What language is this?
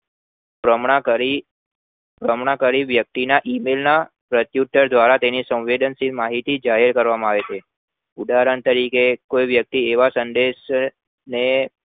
Gujarati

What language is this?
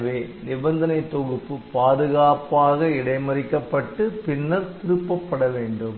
Tamil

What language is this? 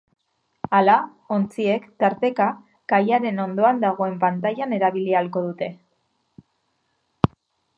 Basque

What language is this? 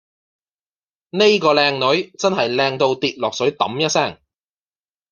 Cantonese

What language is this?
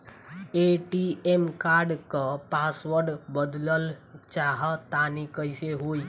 Bhojpuri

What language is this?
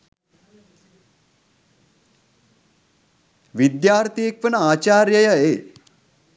Sinhala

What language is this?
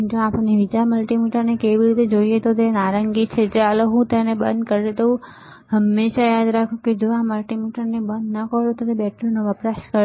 Gujarati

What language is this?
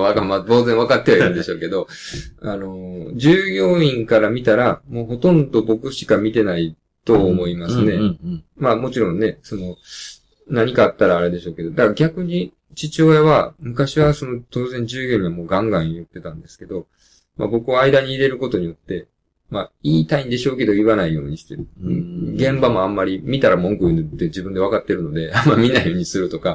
Japanese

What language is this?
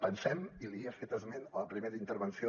Catalan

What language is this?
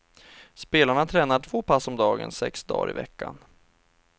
Swedish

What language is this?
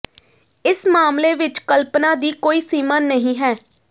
Punjabi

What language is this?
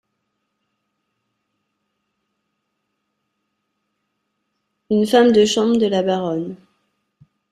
French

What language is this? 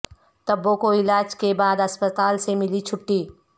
Urdu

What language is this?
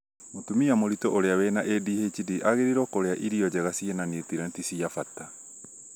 Kikuyu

